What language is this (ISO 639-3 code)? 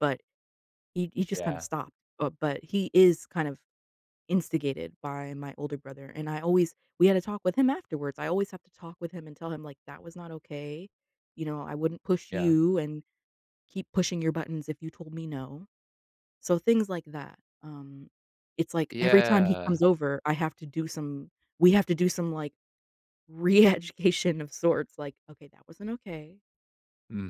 eng